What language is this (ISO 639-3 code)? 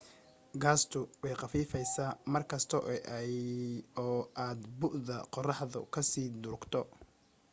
som